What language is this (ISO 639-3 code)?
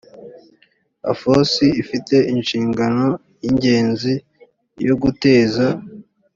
kin